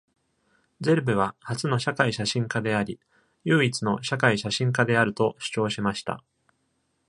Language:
Japanese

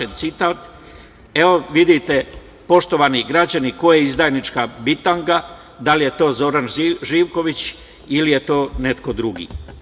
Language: Serbian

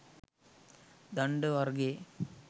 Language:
Sinhala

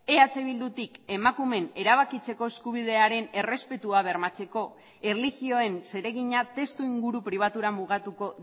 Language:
Basque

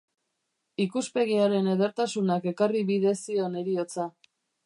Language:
Basque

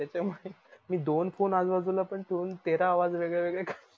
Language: Marathi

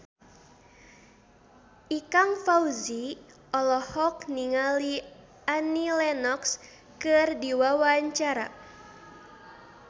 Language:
Sundanese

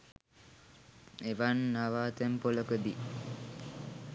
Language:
Sinhala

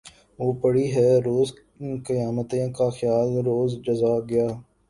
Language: Urdu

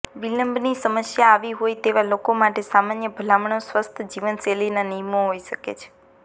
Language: Gujarati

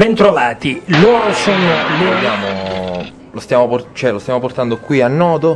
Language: Italian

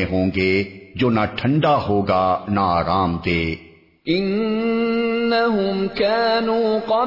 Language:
Urdu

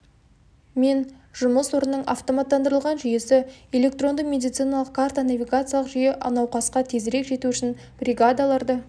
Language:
Kazakh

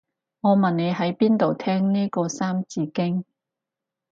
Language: Cantonese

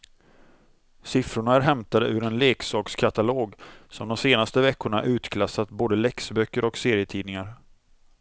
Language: Swedish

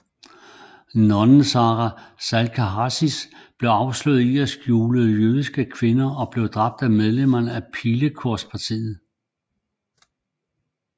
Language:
Danish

